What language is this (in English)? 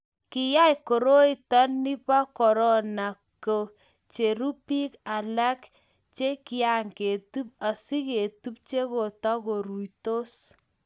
Kalenjin